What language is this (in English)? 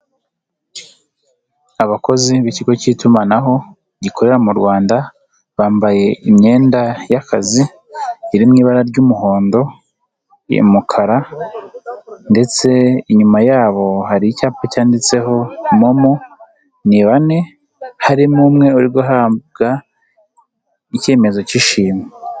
Kinyarwanda